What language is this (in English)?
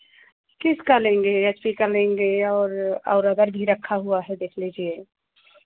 Hindi